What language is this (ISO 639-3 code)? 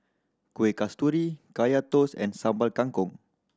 eng